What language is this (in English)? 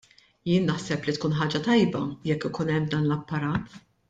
Maltese